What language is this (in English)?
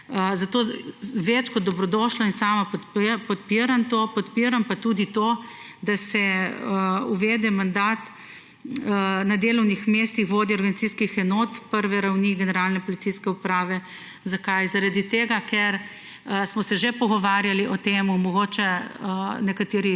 Slovenian